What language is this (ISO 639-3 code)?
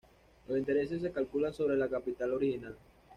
spa